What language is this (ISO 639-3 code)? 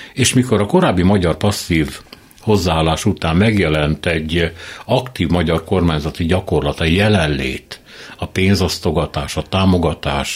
hun